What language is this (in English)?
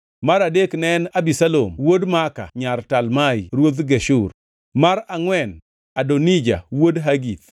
Luo (Kenya and Tanzania)